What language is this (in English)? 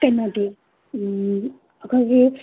Manipuri